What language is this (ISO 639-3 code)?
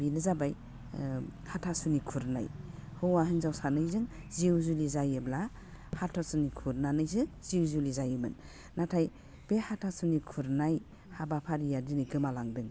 brx